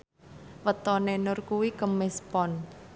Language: Javanese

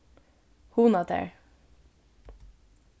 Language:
Faroese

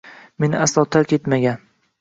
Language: Uzbek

